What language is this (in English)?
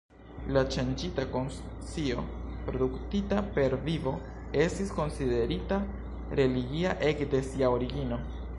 Esperanto